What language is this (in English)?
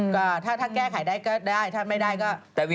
Thai